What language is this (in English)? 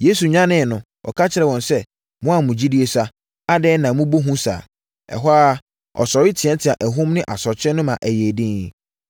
Akan